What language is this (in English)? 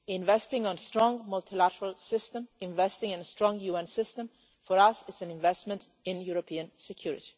English